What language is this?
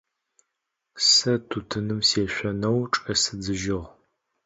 Adyghe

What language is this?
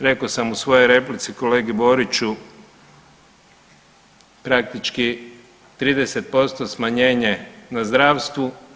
Croatian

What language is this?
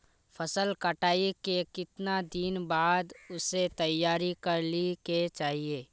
Magahi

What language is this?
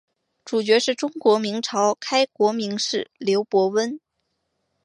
Chinese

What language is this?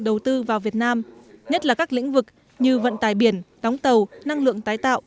Vietnamese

